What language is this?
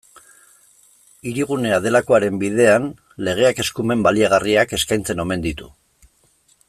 Basque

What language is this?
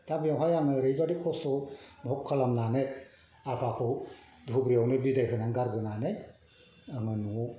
Bodo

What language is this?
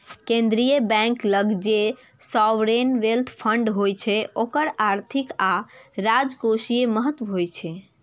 Maithili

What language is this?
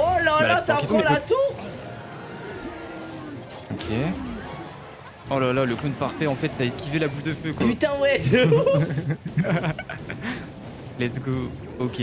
French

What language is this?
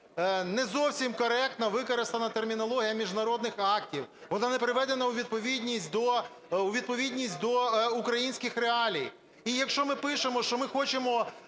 Ukrainian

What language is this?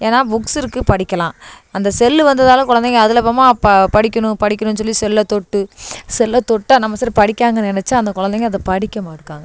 Tamil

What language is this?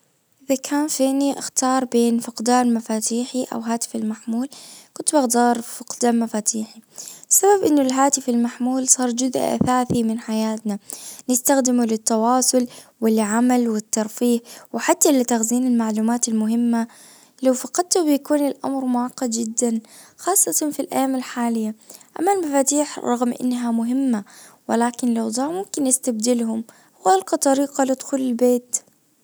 Najdi Arabic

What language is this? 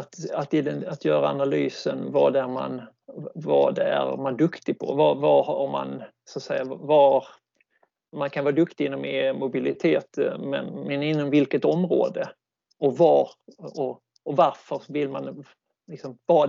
Swedish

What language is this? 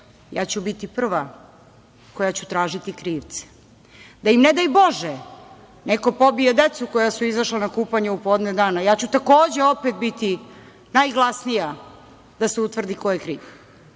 Serbian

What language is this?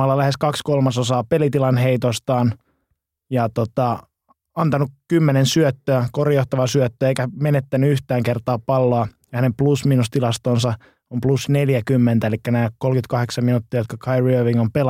Finnish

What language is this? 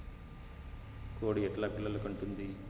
Telugu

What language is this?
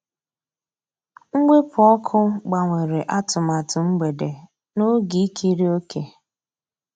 Igbo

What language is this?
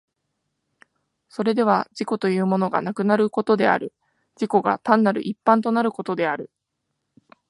Japanese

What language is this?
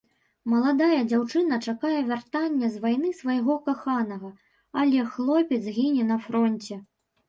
Belarusian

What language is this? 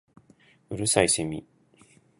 Japanese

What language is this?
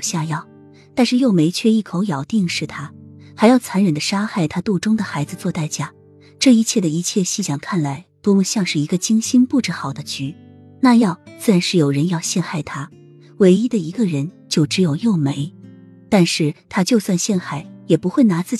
Chinese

